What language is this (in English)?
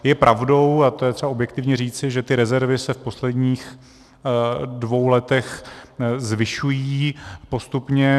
Czech